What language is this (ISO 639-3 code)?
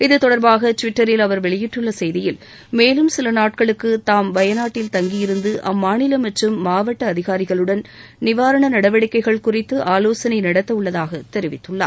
tam